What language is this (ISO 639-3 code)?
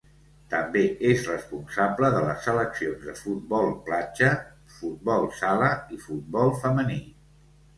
cat